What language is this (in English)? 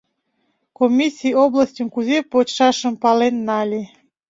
Mari